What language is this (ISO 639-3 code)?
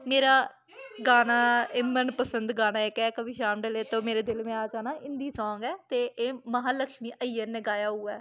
doi